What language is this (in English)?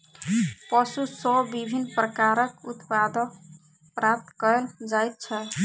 Maithili